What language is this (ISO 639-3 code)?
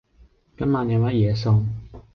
yue